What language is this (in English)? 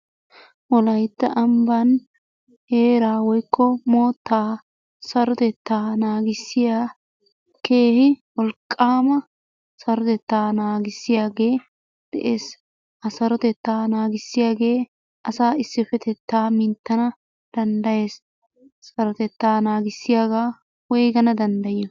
Wolaytta